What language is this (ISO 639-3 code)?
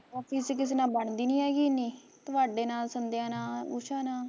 pan